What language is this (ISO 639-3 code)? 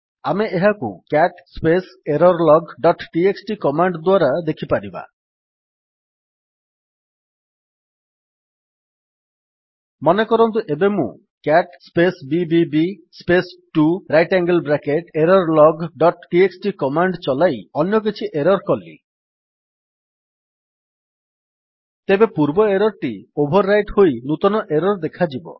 ori